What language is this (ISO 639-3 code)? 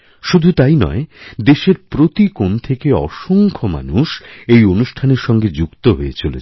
ben